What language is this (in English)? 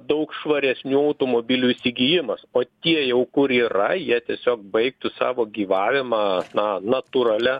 Lithuanian